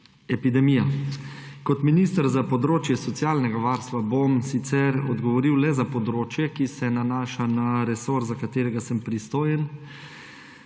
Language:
Slovenian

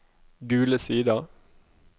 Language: Norwegian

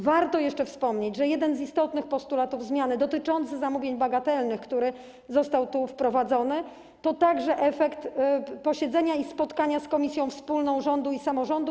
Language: Polish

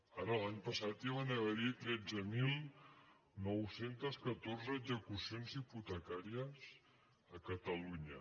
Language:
Catalan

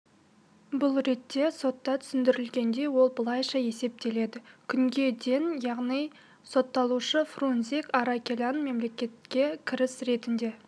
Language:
Kazakh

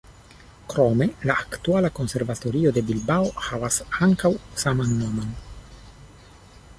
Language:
Esperanto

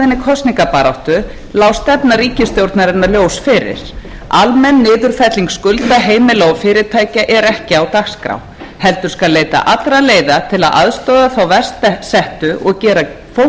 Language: Icelandic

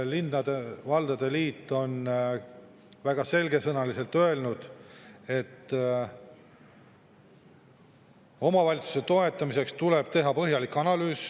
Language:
Estonian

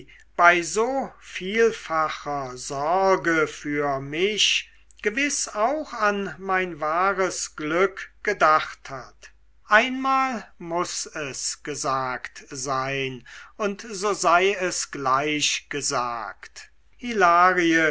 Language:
German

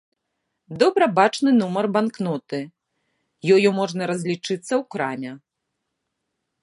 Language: Belarusian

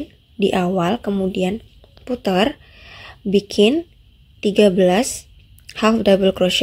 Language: Indonesian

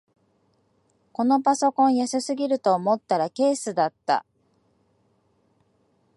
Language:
Japanese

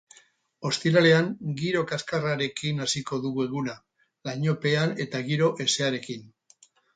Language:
Basque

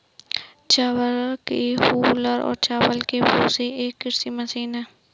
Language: Hindi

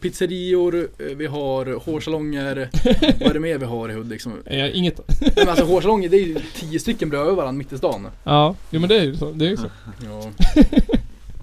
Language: Swedish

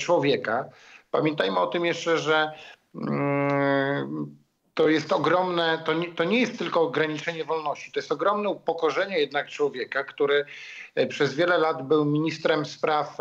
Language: Polish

